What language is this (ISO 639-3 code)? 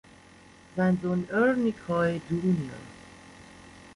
deu